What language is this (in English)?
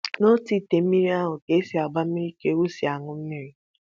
Igbo